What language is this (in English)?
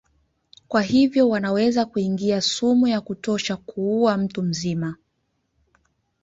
Swahili